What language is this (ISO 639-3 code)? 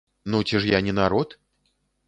bel